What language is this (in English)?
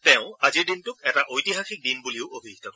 Assamese